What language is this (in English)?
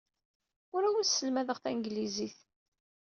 Kabyle